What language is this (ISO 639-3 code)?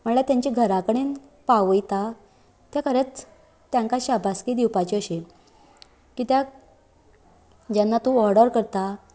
kok